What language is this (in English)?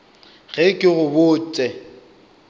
Northern Sotho